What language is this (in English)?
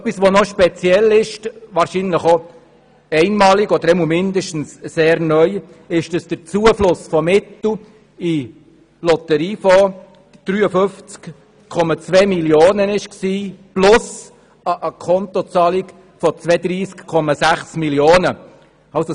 Swiss German